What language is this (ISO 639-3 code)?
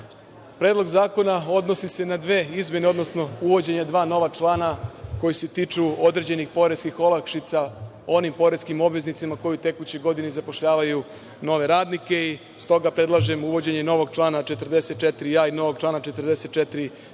srp